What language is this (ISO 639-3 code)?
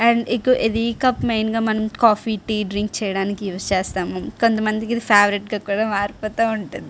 tel